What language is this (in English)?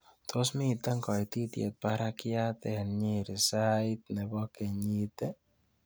Kalenjin